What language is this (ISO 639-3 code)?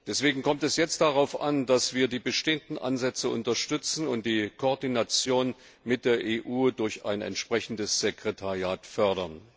deu